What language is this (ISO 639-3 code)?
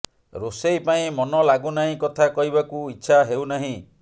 ori